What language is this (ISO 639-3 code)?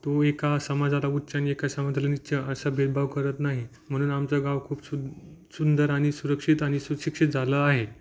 mar